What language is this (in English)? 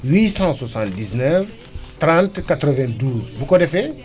Wolof